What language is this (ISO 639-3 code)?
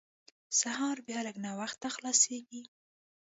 pus